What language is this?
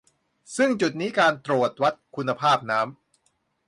Thai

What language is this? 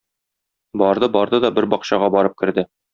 Tatar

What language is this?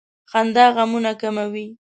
Pashto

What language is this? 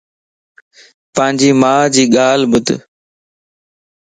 Lasi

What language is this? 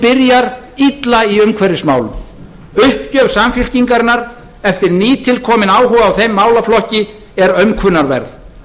Icelandic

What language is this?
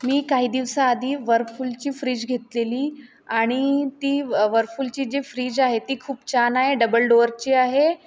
Marathi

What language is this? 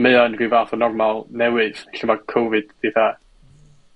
Welsh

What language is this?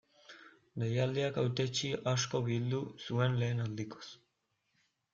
Basque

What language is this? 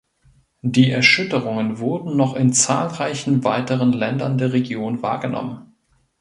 German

